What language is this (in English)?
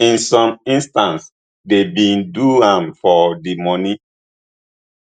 Nigerian Pidgin